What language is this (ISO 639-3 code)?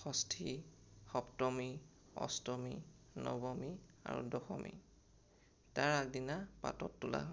asm